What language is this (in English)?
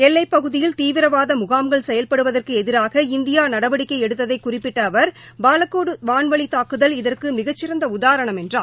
Tamil